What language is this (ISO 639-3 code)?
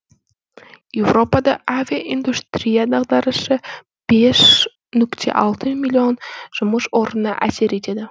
kaz